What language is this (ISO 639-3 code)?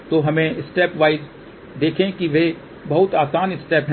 hin